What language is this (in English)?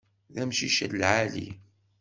Kabyle